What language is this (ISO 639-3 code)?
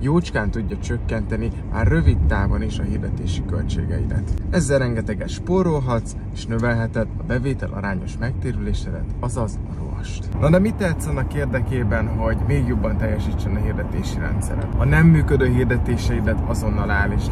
hun